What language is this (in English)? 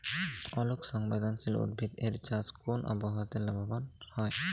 Bangla